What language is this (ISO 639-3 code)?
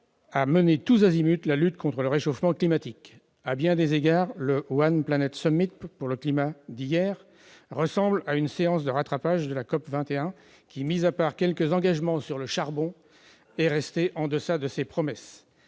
fra